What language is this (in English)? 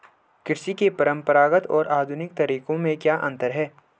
Hindi